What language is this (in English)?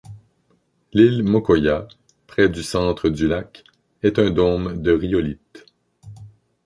French